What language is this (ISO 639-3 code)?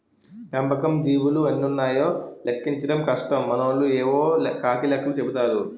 tel